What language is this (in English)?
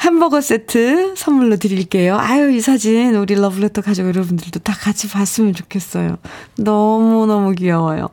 Korean